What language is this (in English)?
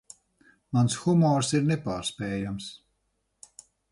Latvian